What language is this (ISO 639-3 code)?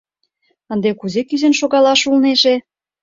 chm